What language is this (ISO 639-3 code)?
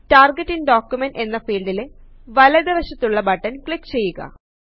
mal